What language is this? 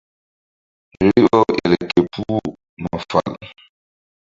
Mbum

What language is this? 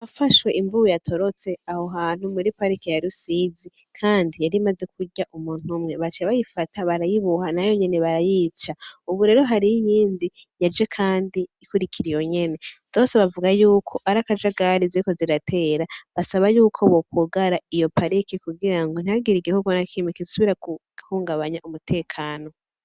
Rundi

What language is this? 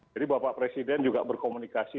Indonesian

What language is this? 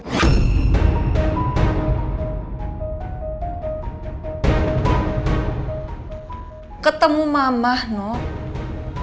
Indonesian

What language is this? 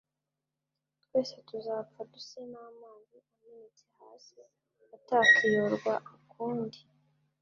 Kinyarwanda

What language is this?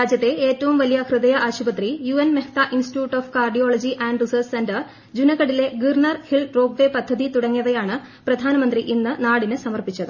Malayalam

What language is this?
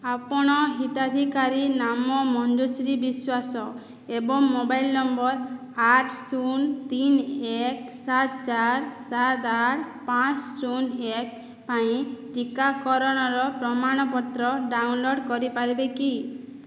Odia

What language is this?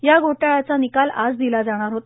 Marathi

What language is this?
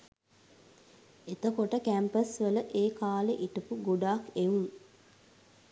Sinhala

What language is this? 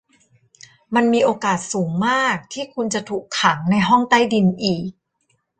Thai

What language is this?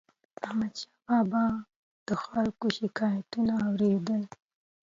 Pashto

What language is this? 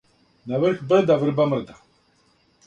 Serbian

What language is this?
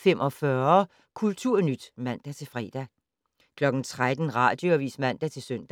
Danish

